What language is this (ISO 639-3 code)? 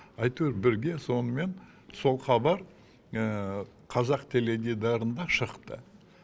kaz